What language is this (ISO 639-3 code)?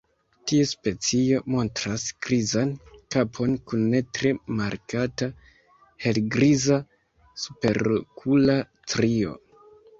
epo